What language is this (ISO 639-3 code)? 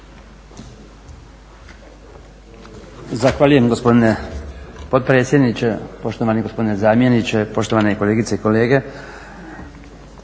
hrv